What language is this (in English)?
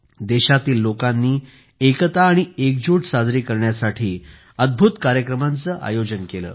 Marathi